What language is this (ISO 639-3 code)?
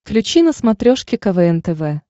rus